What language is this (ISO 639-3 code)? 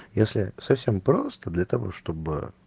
rus